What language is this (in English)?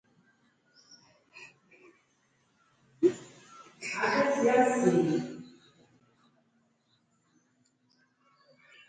Rombo